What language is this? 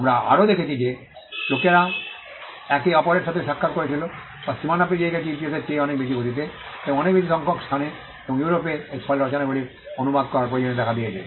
Bangla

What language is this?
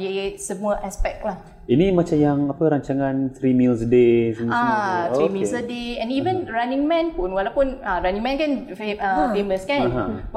Malay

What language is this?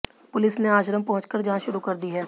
Hindi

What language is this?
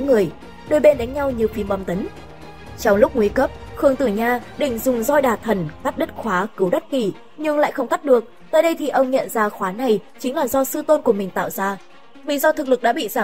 Vietnamese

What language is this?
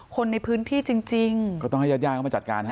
Thai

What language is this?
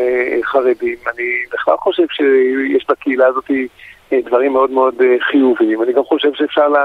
Hebrew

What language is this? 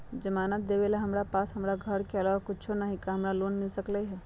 Magahi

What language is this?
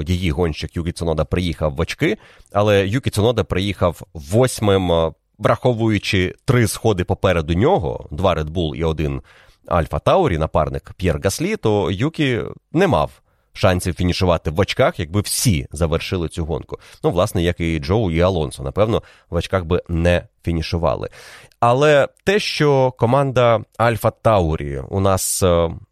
Ukrainian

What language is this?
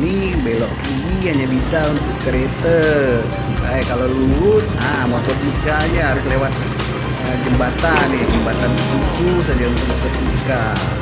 Indonesian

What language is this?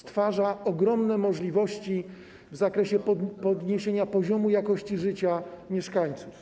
Polish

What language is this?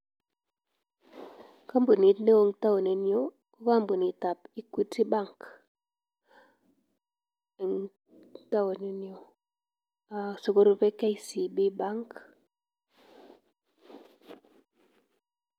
Kalenjin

